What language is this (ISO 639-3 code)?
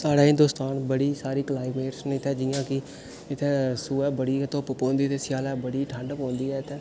doi